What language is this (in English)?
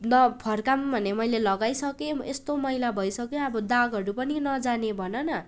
Nepali